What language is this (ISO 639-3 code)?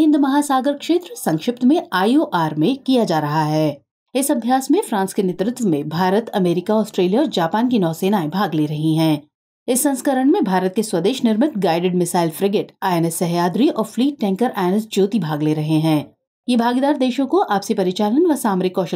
hin